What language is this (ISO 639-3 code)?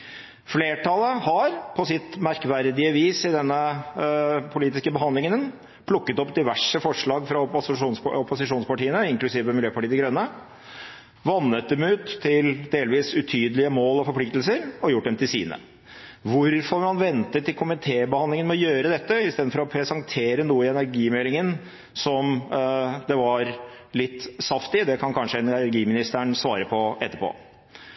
nob